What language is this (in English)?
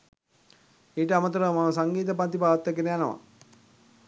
Sinhala